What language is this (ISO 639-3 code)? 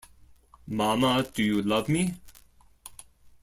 eng